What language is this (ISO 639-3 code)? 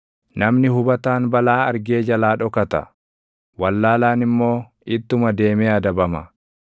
orm